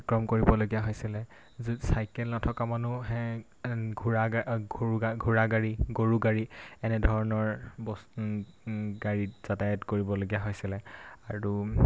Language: Assamese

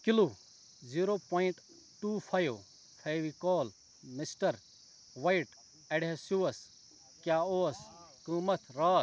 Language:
Kashmiri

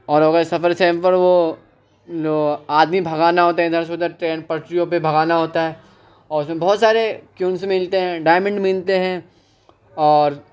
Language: Urdu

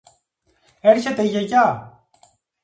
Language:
Greek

